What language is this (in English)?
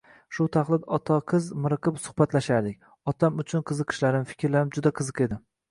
Uzbek